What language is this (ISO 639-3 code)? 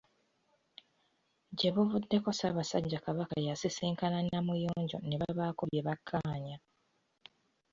lug